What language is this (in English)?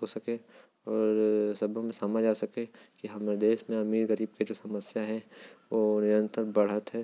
Korwa